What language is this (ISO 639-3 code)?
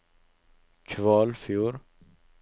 nor